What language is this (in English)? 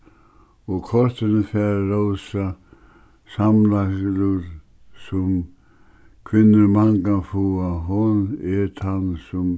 Faroese